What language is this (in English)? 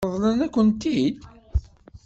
Kabyle